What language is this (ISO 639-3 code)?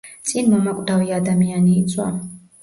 kat